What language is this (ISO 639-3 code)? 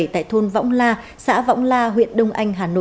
vie